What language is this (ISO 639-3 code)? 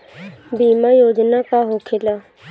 bho